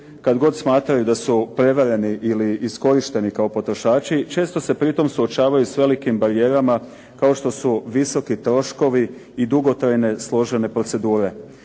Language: Croatian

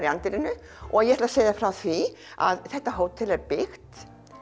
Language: Icelandic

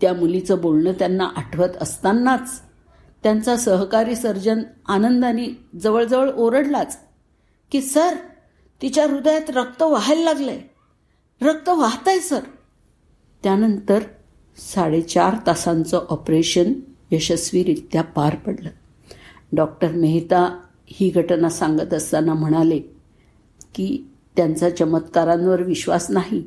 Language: Marathi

